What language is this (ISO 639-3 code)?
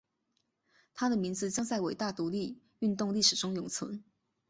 zho